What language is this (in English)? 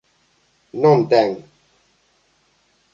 Galician